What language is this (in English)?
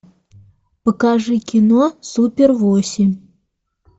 Russian